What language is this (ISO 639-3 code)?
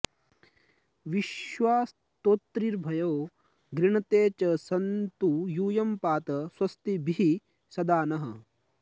san